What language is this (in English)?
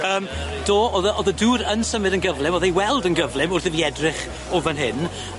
Welsh